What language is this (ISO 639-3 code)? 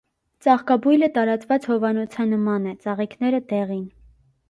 hye